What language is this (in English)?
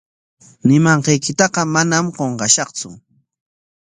Corongo Ancash Quechua